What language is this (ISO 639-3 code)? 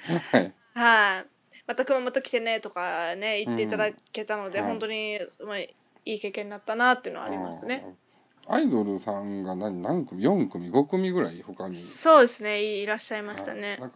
jpn